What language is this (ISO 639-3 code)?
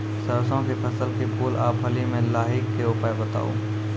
mai